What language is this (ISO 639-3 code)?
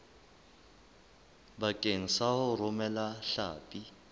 sot